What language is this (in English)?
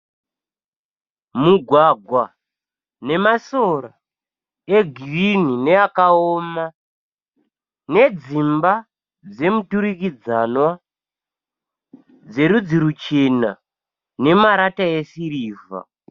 Shona